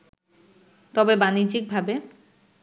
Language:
Bangla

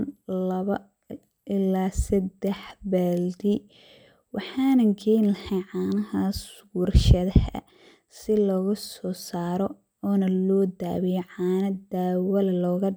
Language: Somali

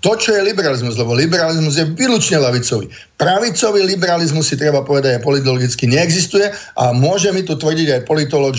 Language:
Slovak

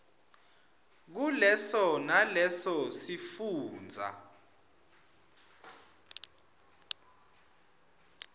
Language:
Swati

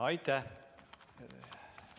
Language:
Estonian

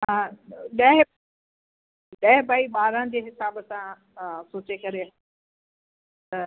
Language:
Sindhi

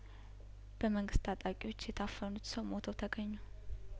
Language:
Amharic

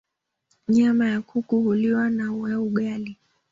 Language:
Swahili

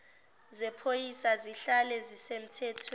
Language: Zulu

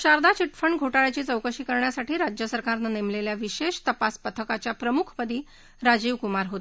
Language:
Marathi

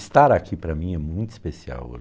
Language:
Portuguese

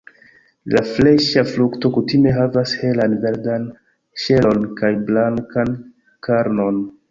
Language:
Esperanto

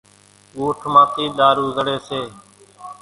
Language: Kachi Koli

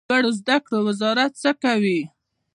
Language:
Pashto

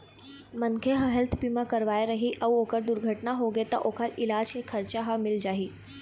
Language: Chhattisgarhi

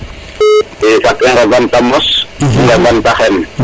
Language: Serer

